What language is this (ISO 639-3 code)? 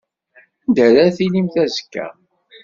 kab